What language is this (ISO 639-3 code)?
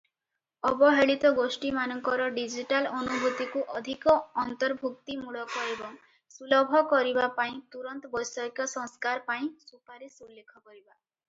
ori